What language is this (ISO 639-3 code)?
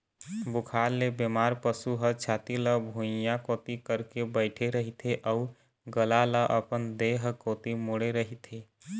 hne